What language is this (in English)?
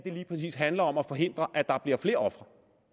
Danish